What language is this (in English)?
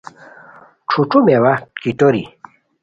Khowar